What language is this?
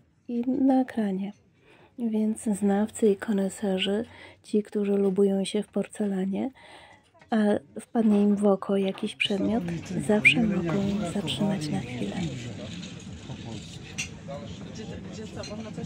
Polish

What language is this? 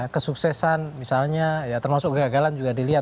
Indonesian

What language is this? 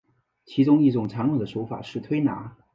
Chinese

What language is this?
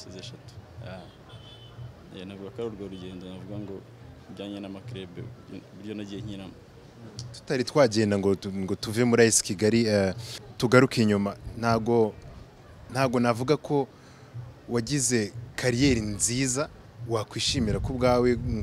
French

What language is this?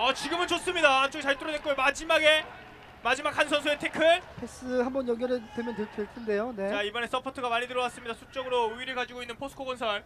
Korean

